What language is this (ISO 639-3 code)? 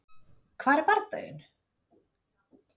isl